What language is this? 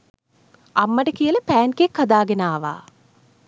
Sinhala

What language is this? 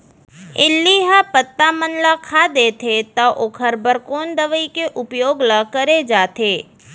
Chhattisgarhi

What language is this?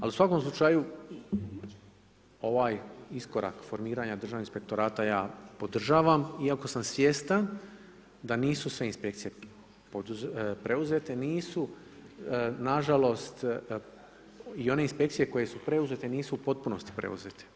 Croatian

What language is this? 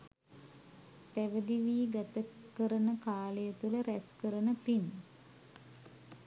Sinhala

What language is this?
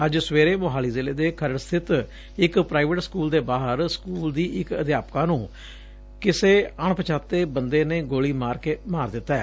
Punjabi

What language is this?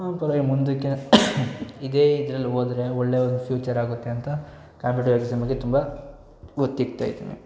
Kannada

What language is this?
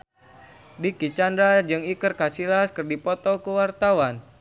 Sundanese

